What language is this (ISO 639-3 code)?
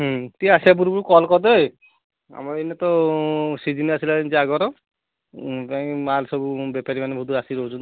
ori